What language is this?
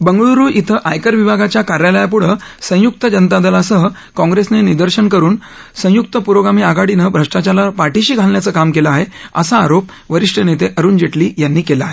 Marathi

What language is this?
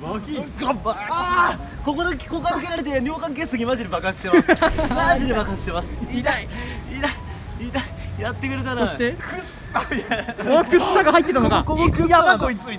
Japanese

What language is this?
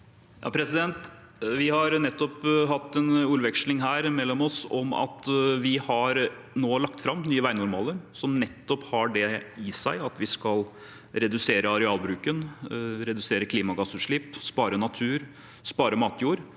Norwegian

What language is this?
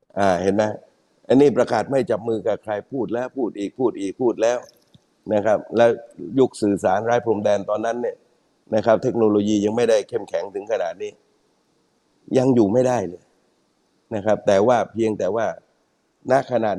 Thai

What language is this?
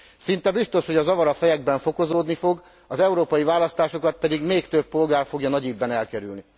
Hungarian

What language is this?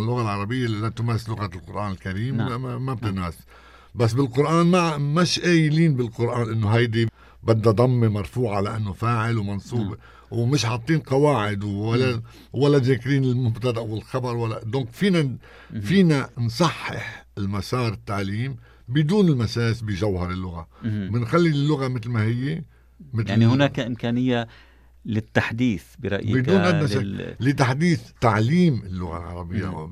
Arabic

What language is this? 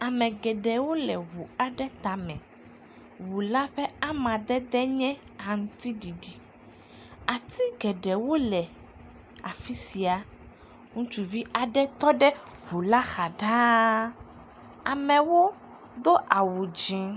Ewe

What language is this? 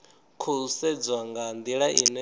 Venda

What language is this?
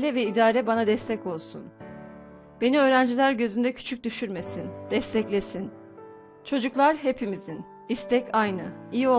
Turkish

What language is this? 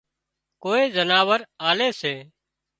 Wadiyara Koli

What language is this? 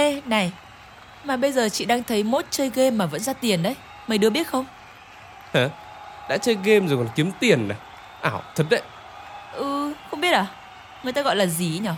Vietnamese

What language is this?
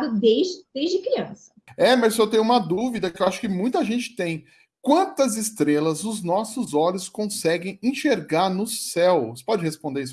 Portuguese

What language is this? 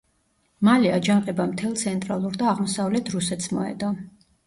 Georgian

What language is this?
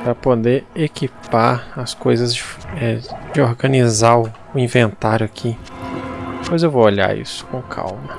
Portuguese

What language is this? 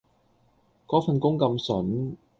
Cantonese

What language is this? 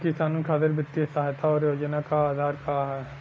Bhojpuri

